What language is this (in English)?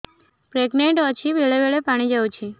Odia